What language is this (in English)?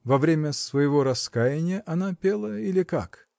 Russian